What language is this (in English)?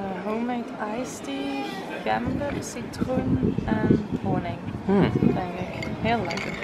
Dutch